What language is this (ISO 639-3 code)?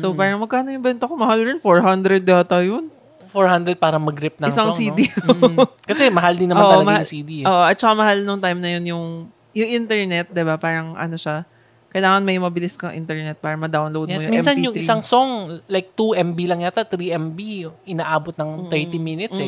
fil